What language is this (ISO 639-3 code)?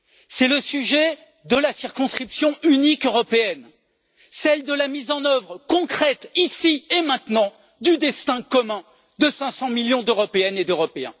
fra